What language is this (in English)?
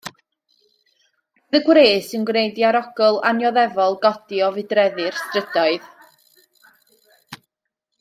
Welsh